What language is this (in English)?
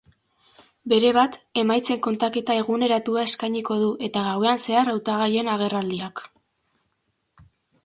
Basque